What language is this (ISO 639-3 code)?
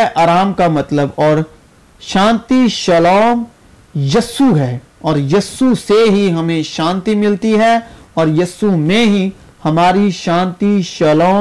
urd